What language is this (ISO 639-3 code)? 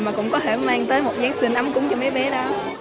vie